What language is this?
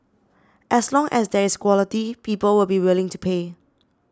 English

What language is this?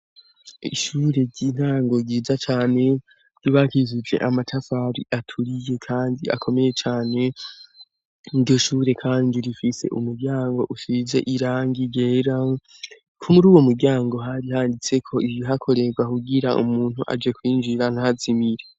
Rundi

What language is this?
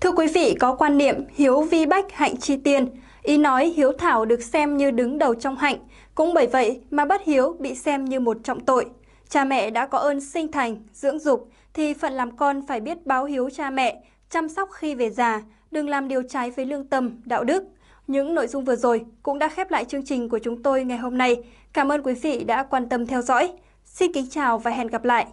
Vietnamese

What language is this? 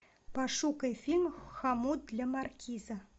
Russian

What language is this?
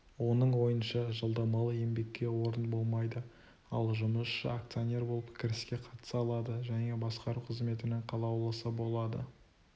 Kazakh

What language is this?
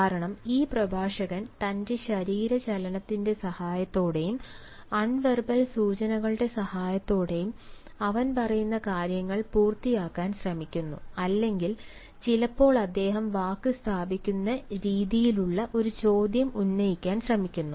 Malayalam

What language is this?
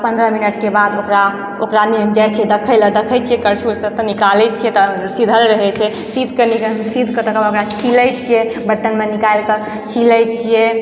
Maithili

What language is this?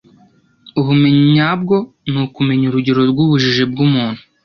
Kinyarwanda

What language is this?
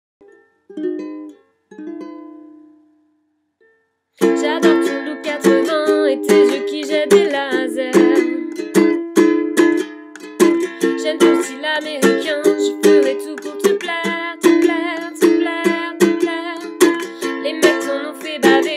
French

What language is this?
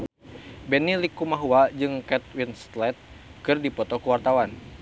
Sundanese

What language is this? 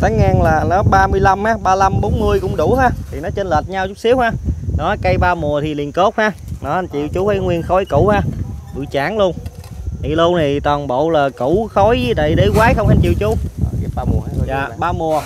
Vietnamese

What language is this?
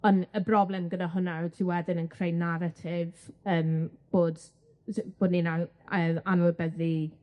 Welsh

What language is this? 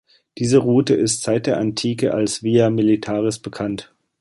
German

